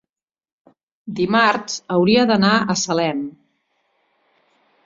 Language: Catalan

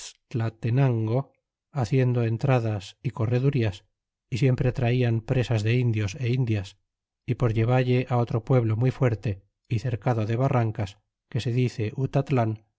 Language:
Spanish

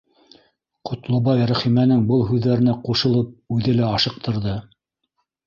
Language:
Bashkir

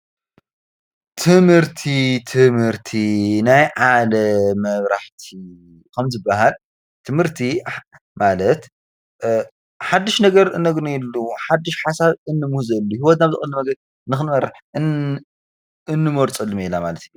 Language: Tigrinya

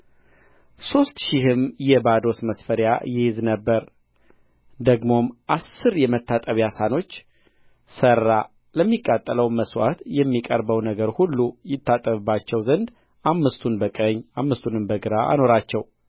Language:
Amharic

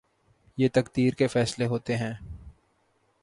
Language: Urdu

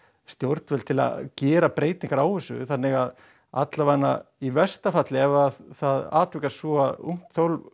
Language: Icelandic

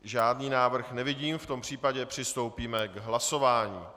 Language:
Czech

